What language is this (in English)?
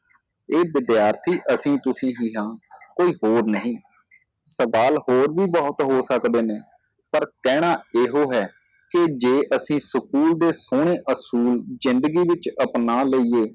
Punjabi